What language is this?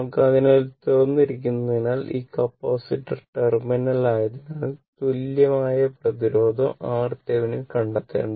Malayalam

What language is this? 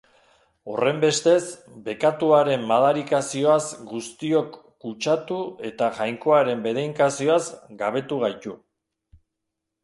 Basque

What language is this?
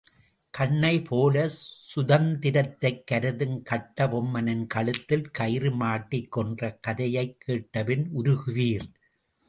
Tamil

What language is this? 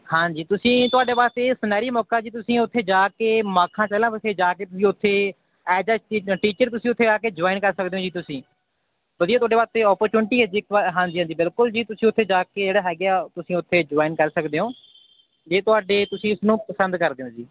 Punjabi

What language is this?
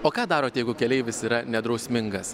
Lithuanian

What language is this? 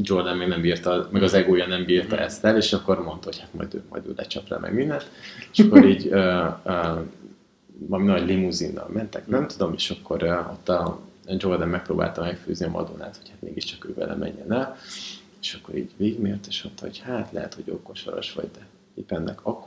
Hungarian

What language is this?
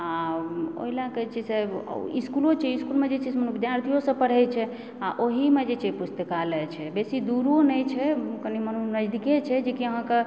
Maithili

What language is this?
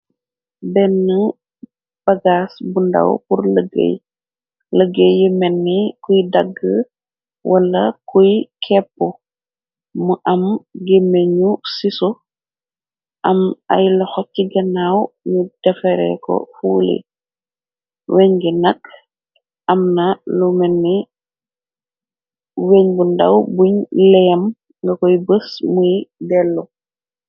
Wolof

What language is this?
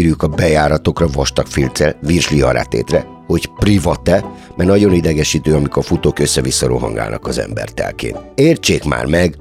Hungarian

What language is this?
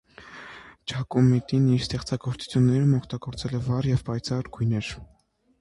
Armenian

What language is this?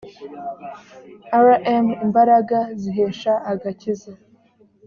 Kinyarwanda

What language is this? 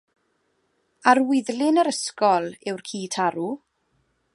Welsh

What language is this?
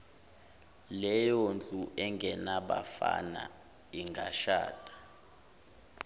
Zulu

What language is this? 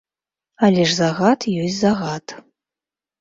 Belarusian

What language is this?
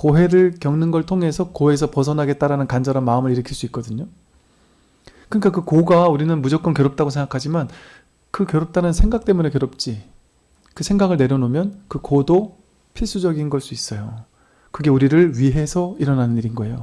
Korean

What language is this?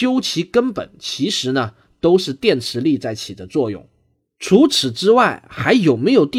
Chinese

